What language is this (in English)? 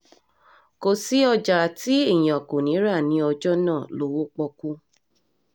Yoruba